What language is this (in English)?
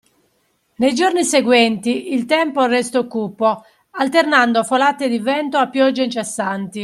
Italian